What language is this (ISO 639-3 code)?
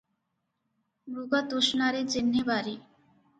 ori